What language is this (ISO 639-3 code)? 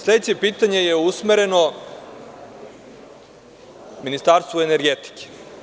srp